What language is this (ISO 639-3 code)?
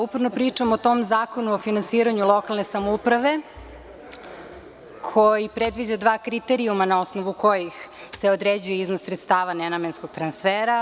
srp